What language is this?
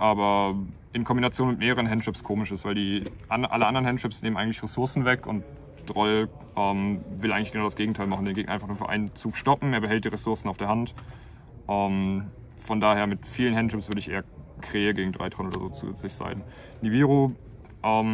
German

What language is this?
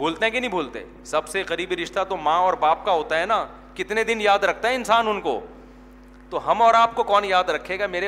Urdu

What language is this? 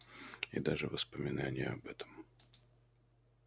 Russian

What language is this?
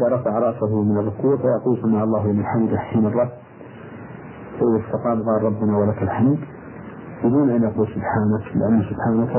Arabic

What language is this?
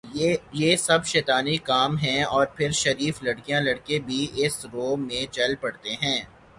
Urdu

